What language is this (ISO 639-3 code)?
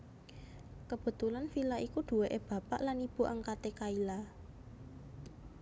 jav